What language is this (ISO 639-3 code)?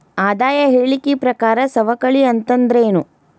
kan